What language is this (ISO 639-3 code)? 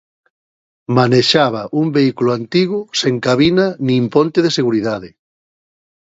glg